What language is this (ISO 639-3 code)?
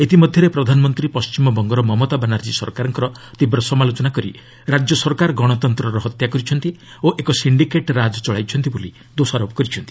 ori